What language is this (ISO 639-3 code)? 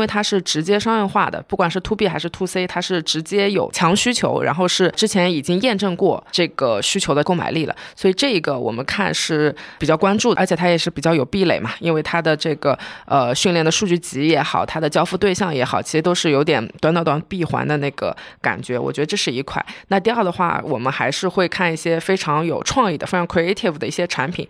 zho